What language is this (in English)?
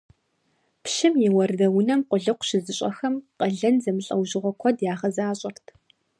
Kabardian